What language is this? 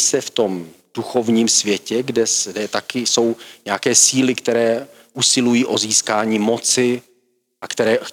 Czech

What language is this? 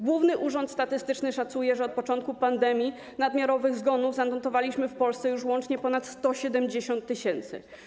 Polish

